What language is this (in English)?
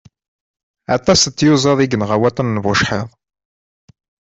Kabyle